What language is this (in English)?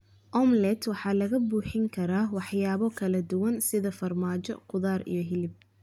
Somali